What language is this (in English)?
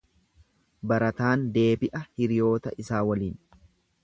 Oromo